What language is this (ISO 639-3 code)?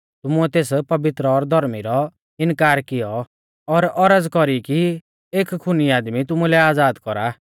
bfz